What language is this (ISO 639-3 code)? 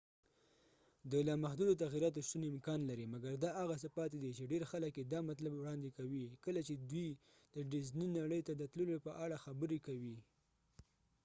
pus